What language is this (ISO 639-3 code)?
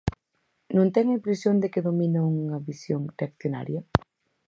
glg